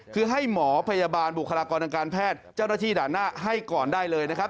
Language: Thai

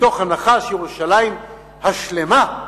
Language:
Hebrew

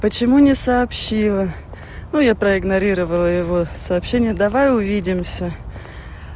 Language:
Russian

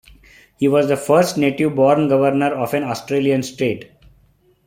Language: English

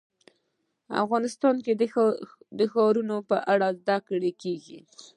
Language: Pashto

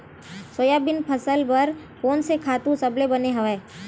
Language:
Chhattisgarhi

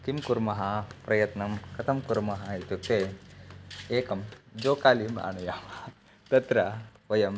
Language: Sanskrit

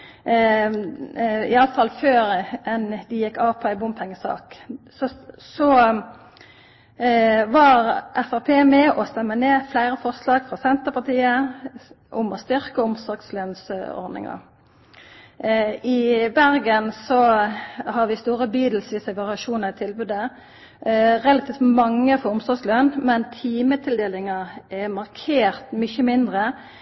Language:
Norwegian Nynorsk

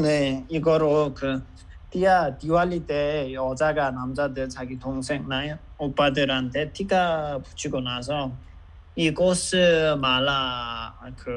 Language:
Korean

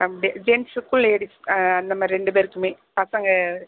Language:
Tamil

